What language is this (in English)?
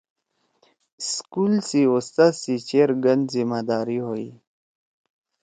Torwali